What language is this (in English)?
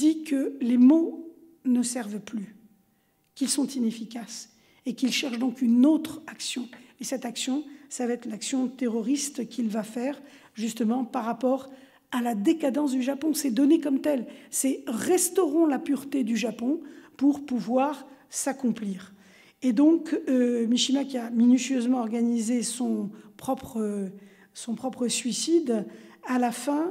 French